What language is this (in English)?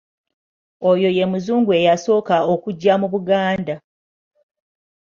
Ganda